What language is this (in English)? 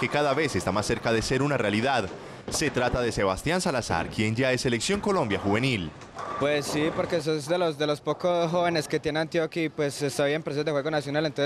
Spanish